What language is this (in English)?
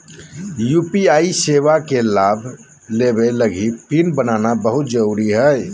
Magahi